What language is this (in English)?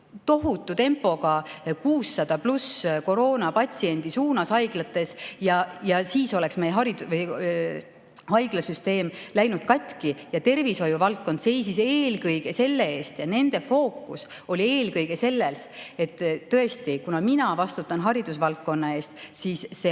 Estonian